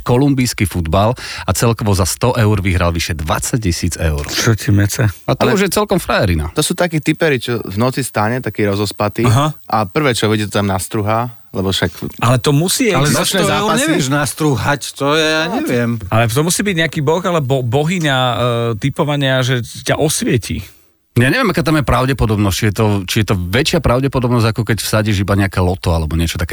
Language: Slovak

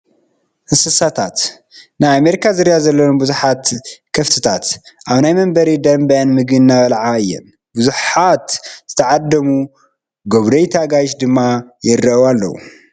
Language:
Tigrinya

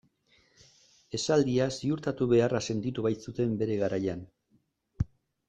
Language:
Basque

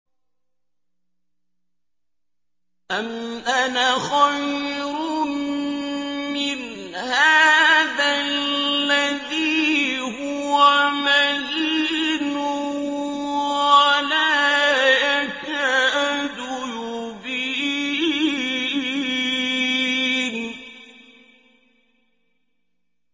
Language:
Arabic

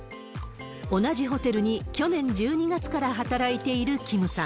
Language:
Japanese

